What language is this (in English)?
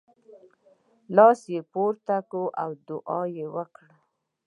Pashto